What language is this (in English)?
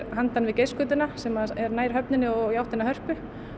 Icelandic